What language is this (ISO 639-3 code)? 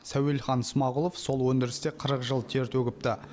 kaz